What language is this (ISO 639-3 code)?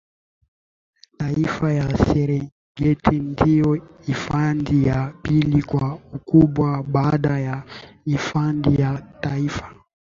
swa